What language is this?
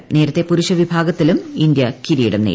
Malayalam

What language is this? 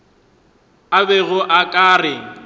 Northern Sotho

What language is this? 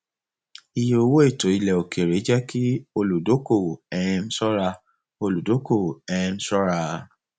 Yoruba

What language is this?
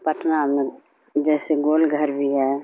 Urdu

